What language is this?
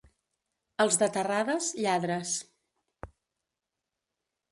Catalan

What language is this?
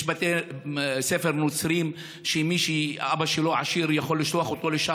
Hebrew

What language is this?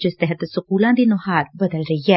Punjabi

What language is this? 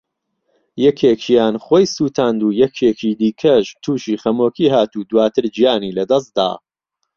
Central Kurdish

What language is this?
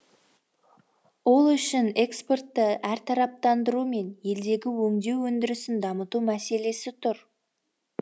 Kazakh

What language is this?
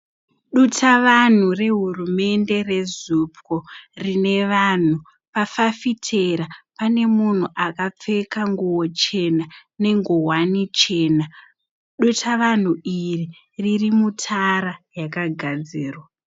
Shona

